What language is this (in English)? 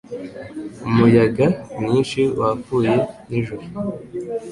Kinyarwanda